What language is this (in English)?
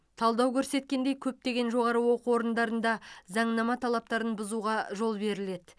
Kazakh